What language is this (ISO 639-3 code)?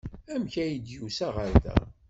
kab